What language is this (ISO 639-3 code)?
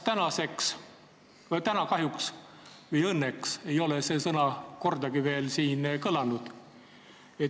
est